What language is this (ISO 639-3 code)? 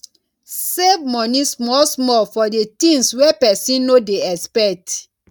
pcm